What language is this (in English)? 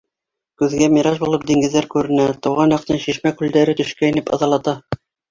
Bashkir